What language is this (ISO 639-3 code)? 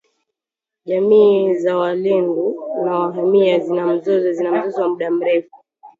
swa